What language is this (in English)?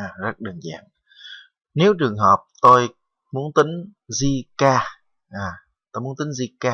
Vietnamese